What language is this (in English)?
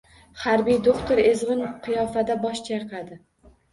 Uzbek